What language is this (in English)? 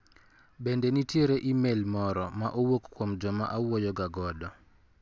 Luo (Kenya and Tanzania)